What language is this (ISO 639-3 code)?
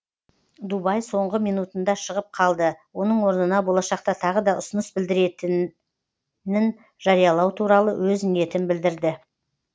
kaz